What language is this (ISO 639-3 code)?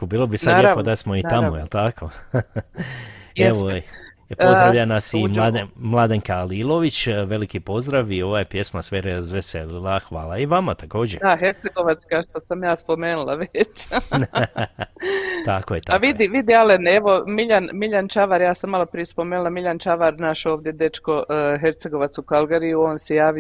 hrv